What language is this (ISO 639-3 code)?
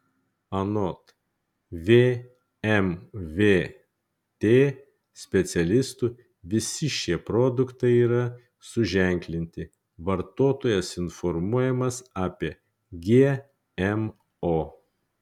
lit